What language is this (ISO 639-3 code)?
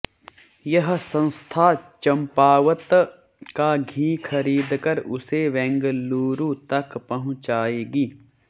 hin